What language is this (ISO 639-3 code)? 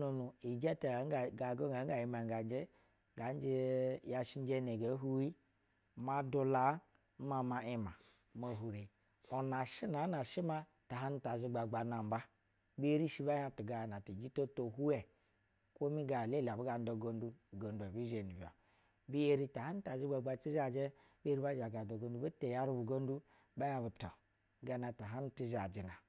bzw